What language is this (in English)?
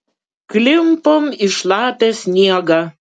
Lithuanian